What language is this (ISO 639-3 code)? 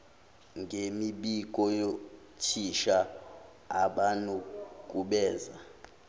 zul